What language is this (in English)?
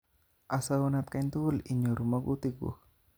Kalenjin